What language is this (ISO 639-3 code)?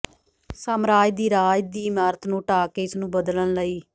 pan